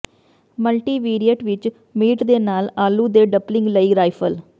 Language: Punjabi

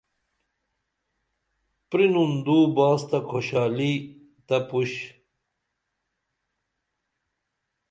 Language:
Dameli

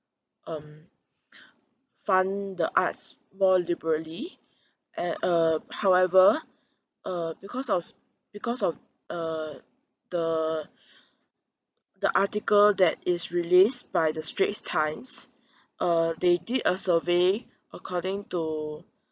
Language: English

